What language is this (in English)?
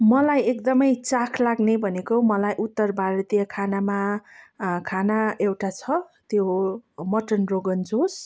Nepali